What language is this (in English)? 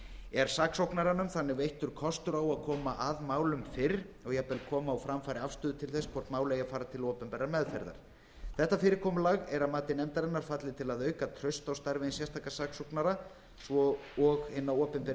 Icelandic